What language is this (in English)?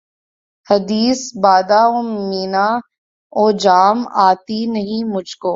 Urdu